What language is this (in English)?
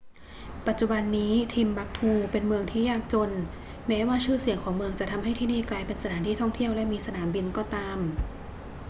Thai